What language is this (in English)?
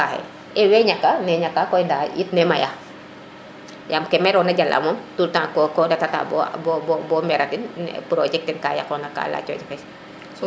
Serer